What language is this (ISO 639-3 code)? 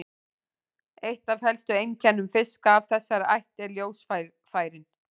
isl